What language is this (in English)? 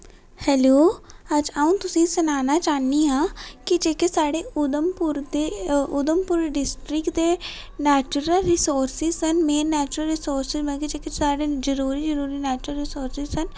Dogri